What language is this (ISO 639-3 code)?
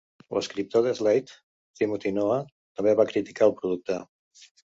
cat